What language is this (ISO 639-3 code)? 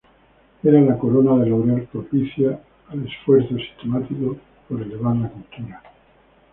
spa